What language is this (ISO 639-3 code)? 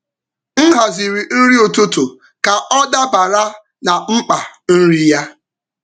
ibo